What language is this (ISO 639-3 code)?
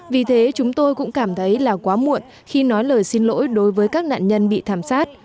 vie